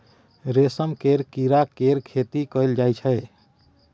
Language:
Maithili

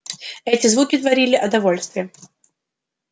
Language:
Russian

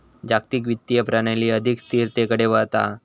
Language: Marathi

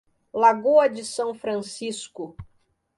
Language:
Portuguese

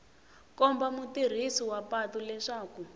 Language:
Tsonga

